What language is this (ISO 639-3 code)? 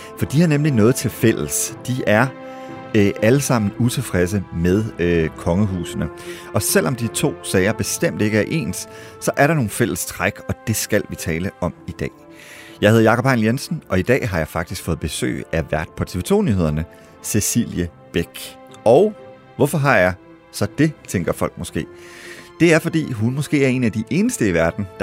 dan